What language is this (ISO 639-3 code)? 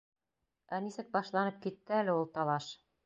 bak